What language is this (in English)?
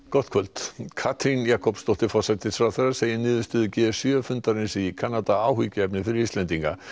Icelandic